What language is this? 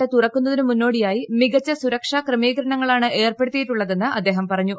Malayalam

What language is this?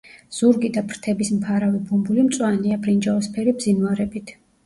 Georgian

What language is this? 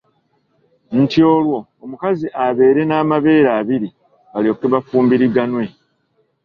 Ganda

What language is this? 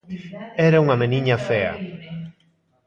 Galician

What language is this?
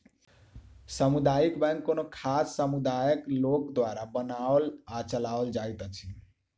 Maithili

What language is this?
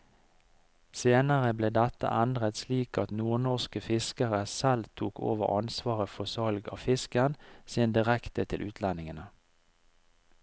Norwegian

